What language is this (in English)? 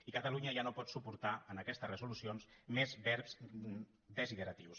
Catalan